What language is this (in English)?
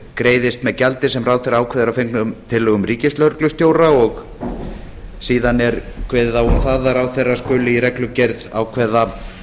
Icelandic